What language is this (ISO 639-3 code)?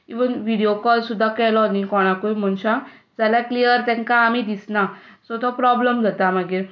kok